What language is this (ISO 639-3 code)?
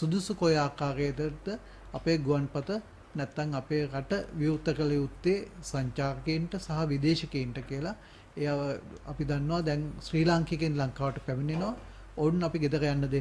ind